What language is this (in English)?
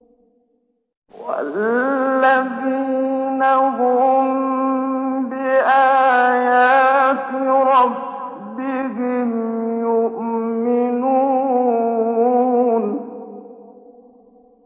Arabic